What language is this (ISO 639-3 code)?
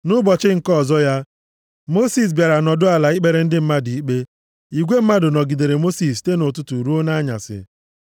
ibo